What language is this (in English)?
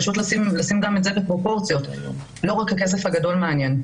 Hebrew